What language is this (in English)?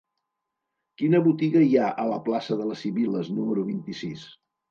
Catalan